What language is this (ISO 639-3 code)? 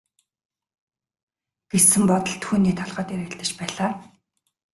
mon